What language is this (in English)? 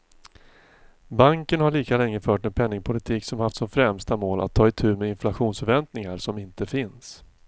Swedish